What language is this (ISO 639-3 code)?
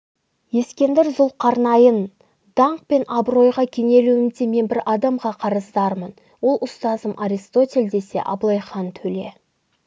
kaz